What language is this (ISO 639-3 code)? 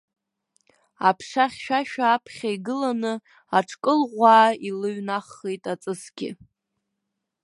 abk